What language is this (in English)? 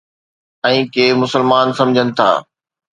Sindhi